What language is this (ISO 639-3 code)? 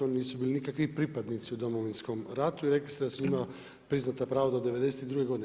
hrv